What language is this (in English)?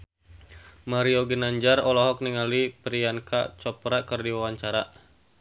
Sundanese